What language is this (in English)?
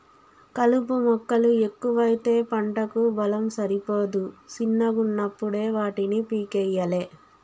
Telugu